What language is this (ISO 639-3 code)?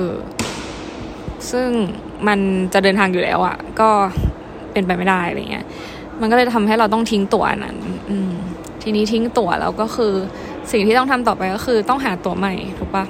tha